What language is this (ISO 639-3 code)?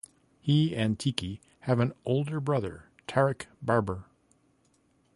eng